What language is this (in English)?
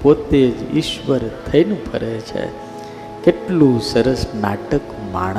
Gujarati